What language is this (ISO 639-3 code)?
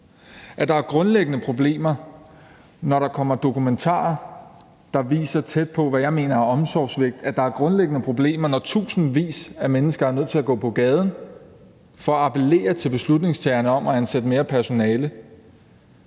dan